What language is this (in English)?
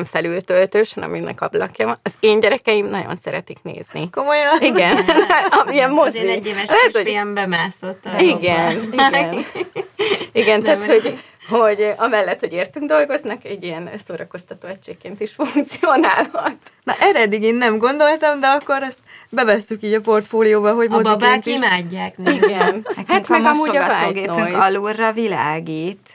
Hungarian